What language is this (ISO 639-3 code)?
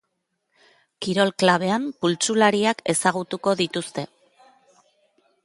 eus